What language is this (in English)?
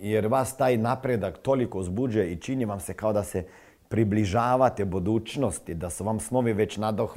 Croatian